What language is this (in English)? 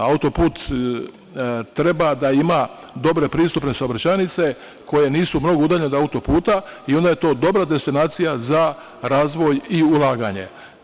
Serbian